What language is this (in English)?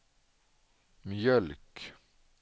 Swedish